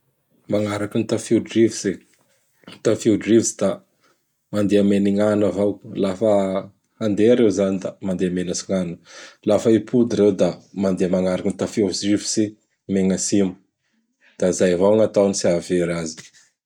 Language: Bara Malagasy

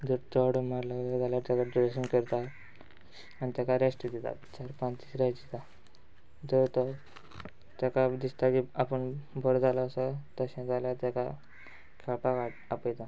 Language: Konkani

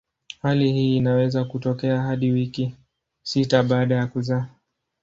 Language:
Swahili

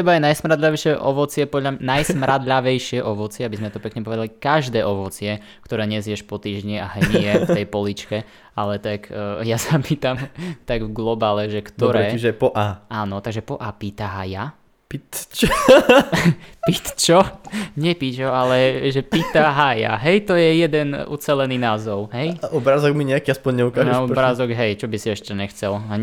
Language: Slovak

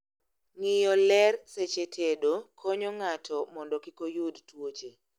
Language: Luo (Kenya and Tanzania)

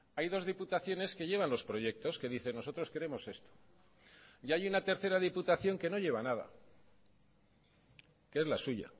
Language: Spanish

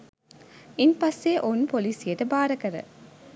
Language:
Sinhala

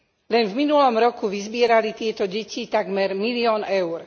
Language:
Slovak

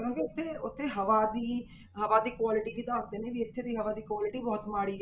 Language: Punjabi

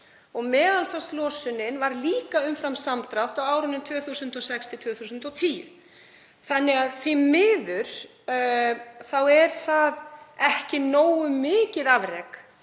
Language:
Icelandic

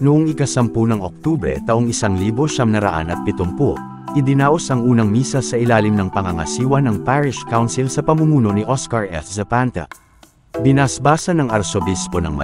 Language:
Filipino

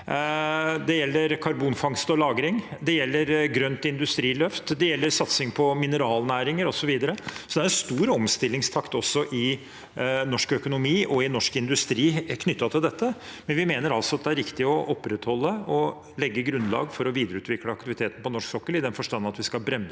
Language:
Norwegian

